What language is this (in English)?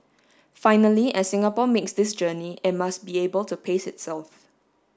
English